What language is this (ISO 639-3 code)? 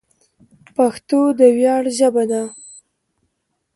pus